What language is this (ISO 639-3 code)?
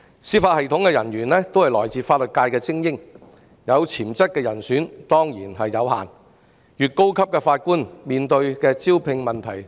yue